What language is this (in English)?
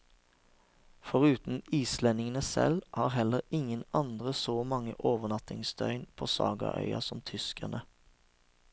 Norwegian